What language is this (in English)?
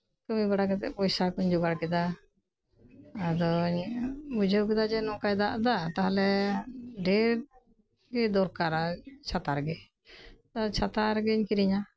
Santali